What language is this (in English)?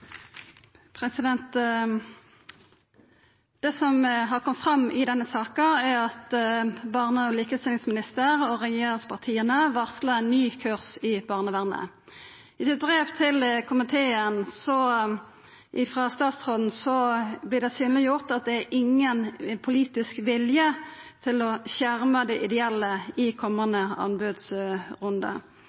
Norwegian Nynorsk